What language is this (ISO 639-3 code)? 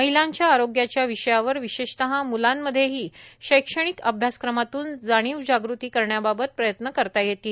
mar